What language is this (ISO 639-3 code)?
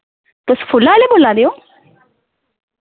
doi